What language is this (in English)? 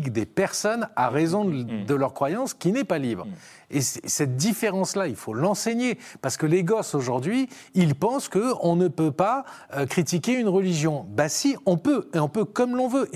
French